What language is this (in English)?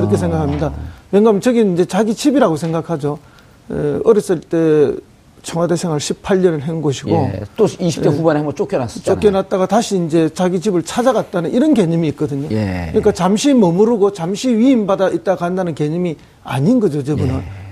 Korean